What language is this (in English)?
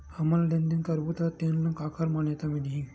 Chhattisgarhi